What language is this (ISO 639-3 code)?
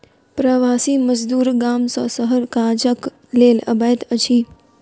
mai